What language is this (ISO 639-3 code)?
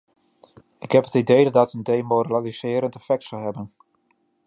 nld